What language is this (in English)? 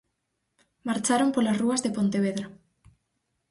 Galician